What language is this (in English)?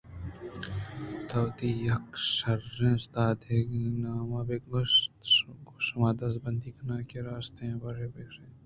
Eastern Balochi